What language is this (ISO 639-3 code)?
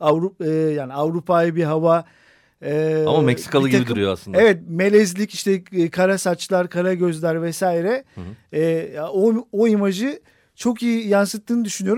tur